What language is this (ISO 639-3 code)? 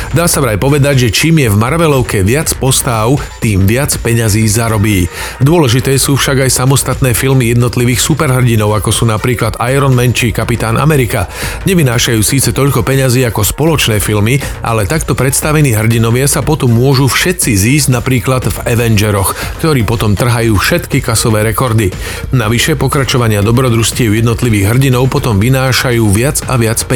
slk